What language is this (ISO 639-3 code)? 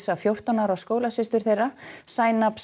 isl